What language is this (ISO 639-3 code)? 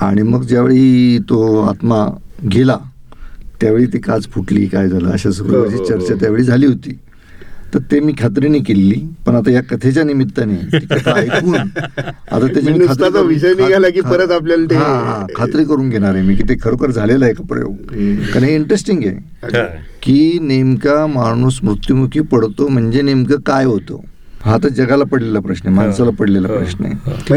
mar